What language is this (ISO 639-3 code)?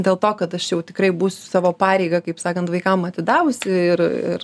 lit